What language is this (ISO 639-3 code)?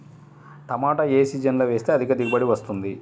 tel